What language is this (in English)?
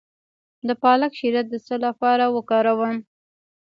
Pashto